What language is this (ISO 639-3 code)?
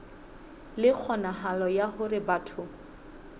sot